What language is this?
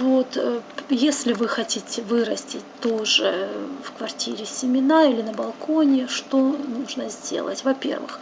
Russian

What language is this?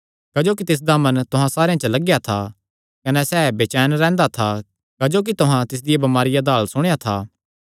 Kangri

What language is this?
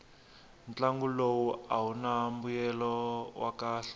Tsonga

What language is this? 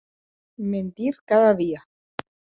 Occitan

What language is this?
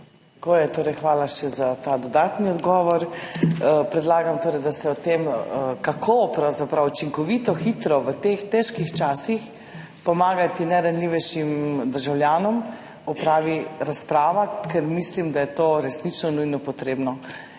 Slovenian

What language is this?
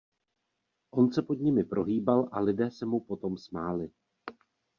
Czech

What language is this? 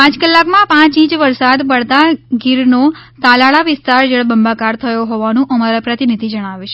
Gujarati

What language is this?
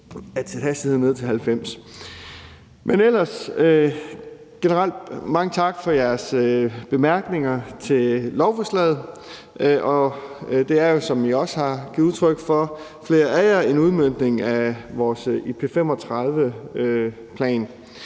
Danish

